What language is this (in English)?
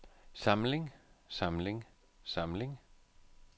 Danish